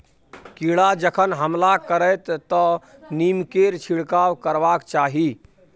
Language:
Maithili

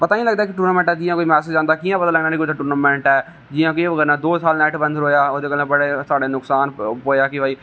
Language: Dogri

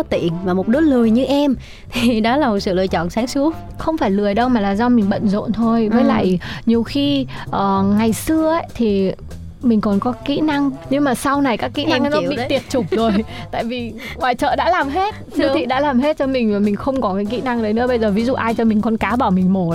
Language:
Vietnamese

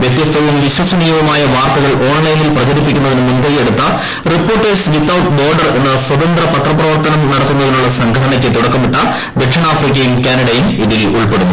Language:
Malayalam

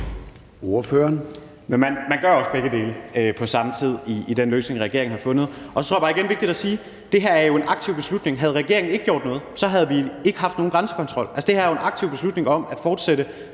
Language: Danish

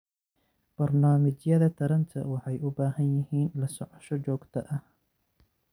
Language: Somali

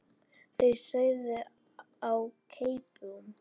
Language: Icelandic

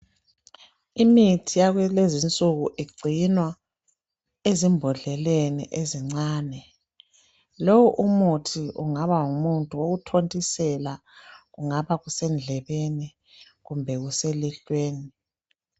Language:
North Ndebele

